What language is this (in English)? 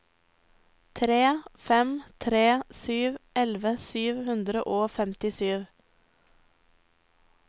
Norwegian